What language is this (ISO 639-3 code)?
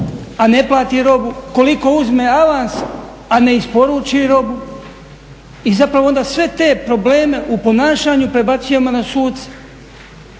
hrv